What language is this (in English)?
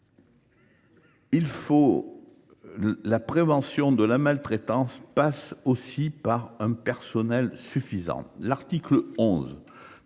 French